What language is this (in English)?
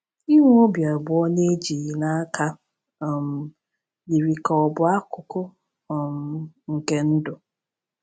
Igbo